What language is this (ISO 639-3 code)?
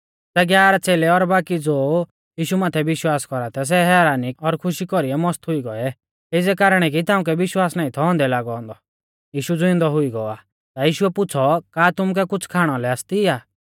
bfz